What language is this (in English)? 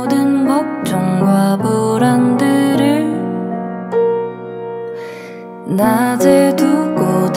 Korean